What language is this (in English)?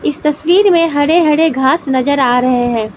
Hindi